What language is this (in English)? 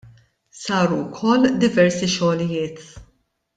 Maltese